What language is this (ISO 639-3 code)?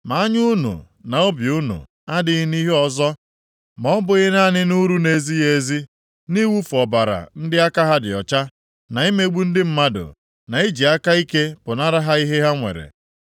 ibo